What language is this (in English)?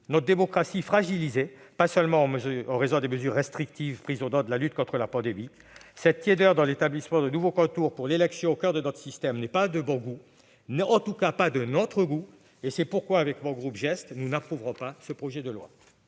French